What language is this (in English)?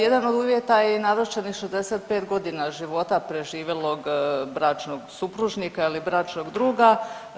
Croatian